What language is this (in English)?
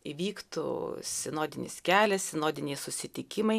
Lithuanian